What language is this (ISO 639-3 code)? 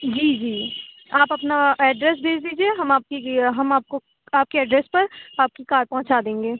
urd